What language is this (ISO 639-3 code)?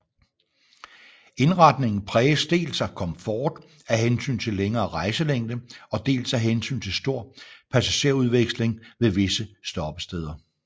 dan